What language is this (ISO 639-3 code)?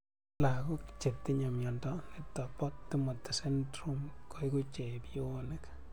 kln